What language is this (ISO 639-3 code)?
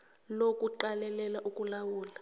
nbl